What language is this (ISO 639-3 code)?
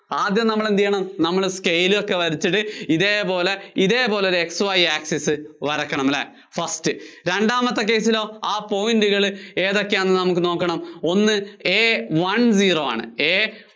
mal